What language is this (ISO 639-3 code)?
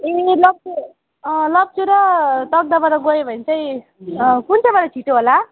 nep